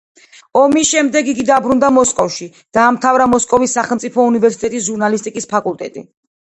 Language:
Georgian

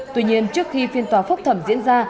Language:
Vietnamese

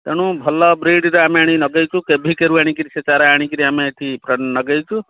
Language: Odia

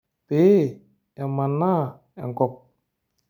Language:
Masai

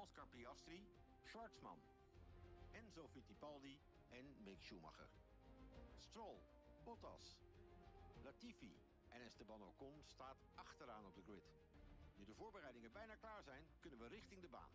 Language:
Dutch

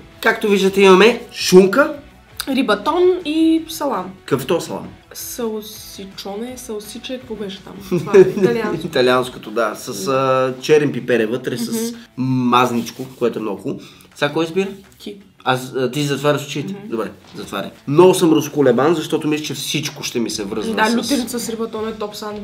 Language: Bulgarian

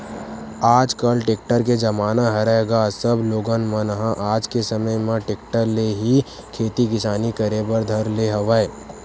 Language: Chhattisgarhi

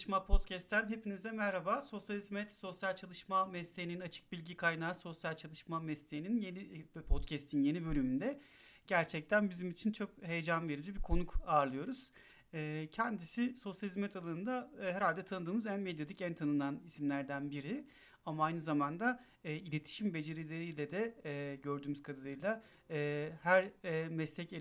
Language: Turkish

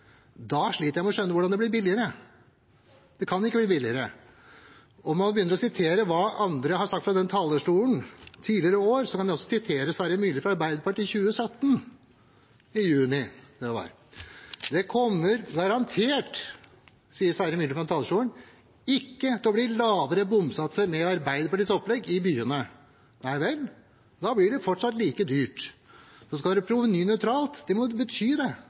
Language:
Norwegian Bokmål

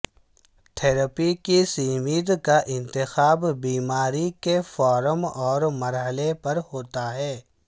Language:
Urdu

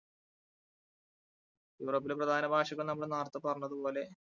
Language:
Malayalam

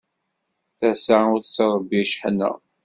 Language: Kabyle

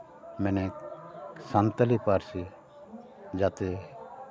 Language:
Santali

